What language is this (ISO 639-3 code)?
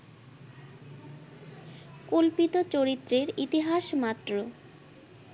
ben